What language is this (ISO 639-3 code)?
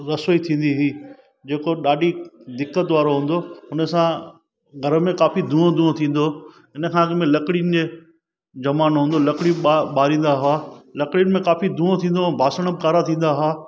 snd